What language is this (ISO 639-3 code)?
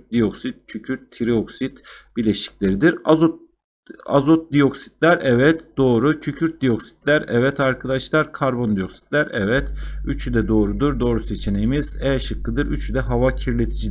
tur